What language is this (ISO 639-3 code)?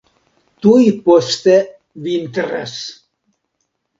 epo